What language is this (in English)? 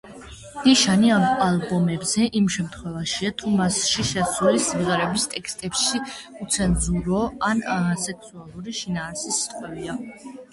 Georgian